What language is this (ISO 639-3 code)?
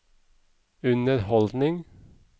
nor